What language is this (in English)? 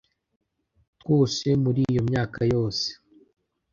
Kinyarwanda